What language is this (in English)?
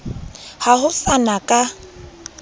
Southern Sotho